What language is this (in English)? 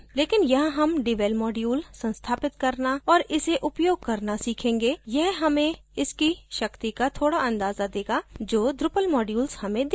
Hindi